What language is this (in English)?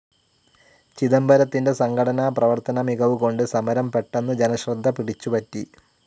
Malayalam